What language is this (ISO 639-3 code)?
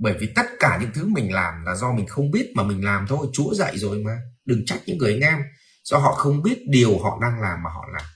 vie